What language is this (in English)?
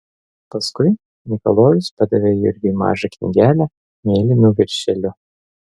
Lithuanian